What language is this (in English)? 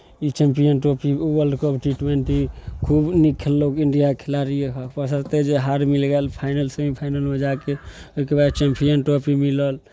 Maithili